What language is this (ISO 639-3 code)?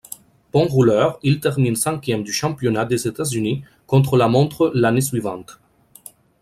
fra